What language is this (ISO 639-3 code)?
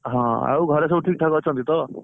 ori